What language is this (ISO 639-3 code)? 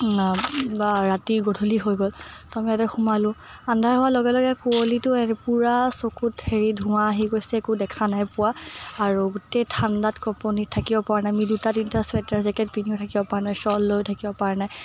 asm